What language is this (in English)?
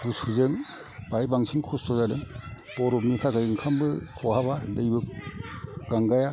Bodo